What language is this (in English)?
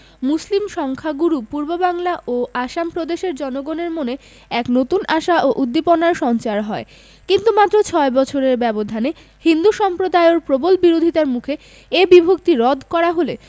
Bangla